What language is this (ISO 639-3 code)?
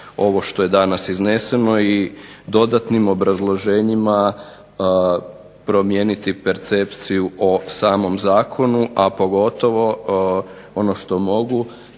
hrv